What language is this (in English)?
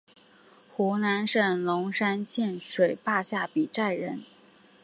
Chinese